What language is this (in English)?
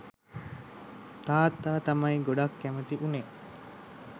Sinhala